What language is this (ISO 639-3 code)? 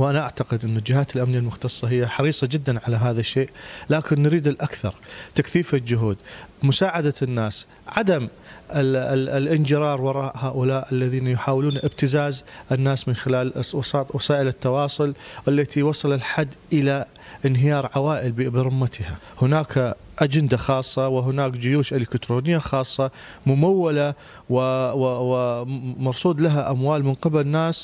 ara